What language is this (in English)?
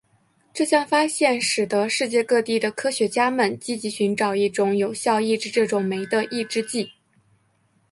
Chinese